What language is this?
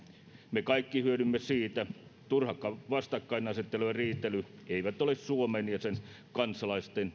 Finnish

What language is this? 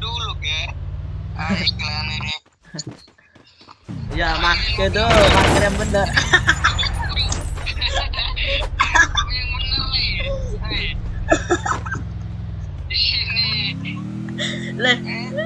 Indonesian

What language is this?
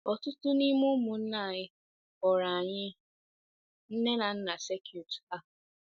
Igbo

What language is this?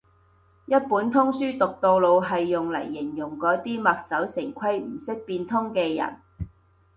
Cantonese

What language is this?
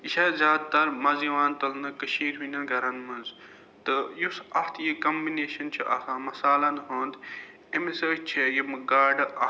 Kashmiri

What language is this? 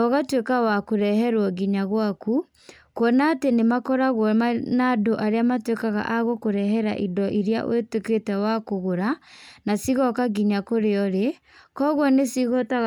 Kikuyu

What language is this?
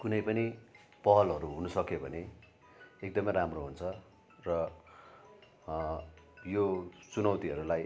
Nepali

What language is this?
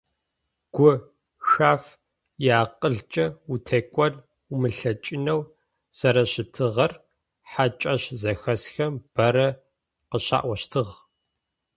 Adyghe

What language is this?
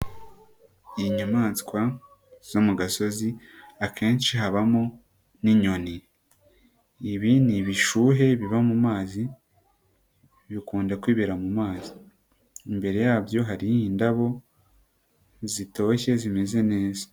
Kinyarwanda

